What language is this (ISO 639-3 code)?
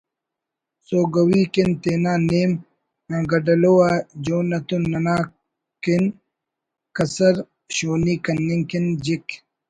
brh